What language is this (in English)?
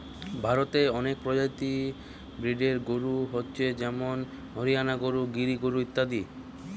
Bangla